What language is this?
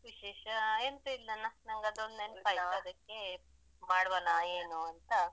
Kannada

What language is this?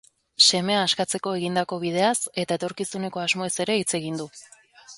Basque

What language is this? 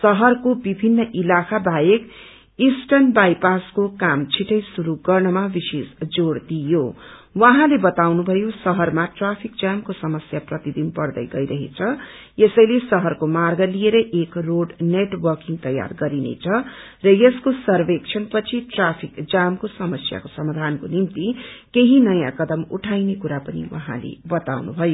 Nepali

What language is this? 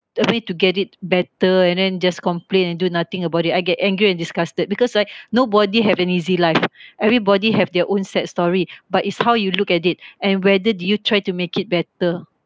English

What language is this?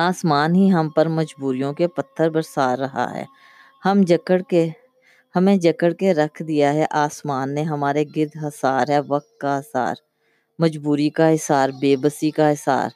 Urdu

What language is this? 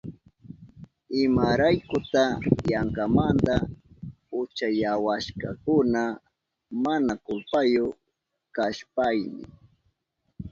Southern Pastaza Quechua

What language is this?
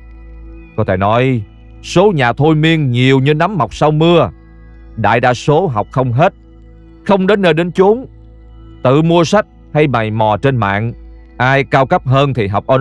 Vietnamese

